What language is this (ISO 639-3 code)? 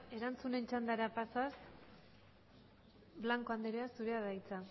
eus